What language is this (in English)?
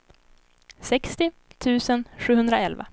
Swedish